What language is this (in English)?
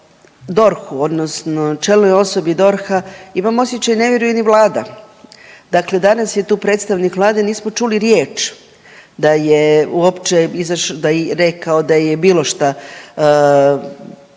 Croatian